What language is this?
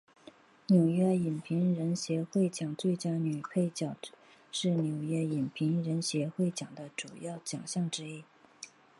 Chinese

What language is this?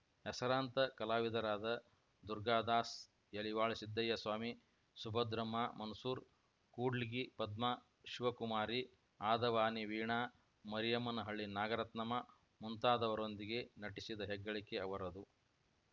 Kannada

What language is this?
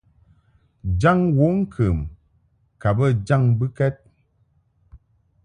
Mungaka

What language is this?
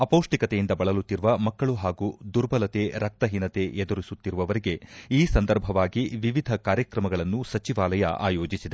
Kannada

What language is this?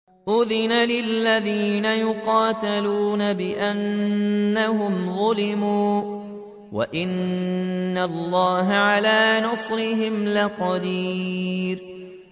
Arabic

